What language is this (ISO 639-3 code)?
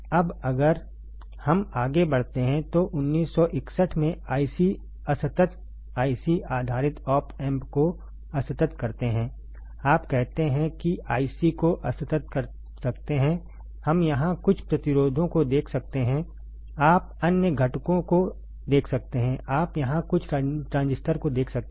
hin